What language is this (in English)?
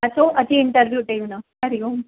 Sindhi